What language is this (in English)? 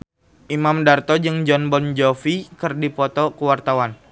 Sundanese